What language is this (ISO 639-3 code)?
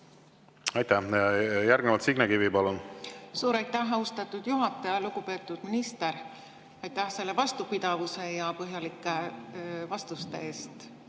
est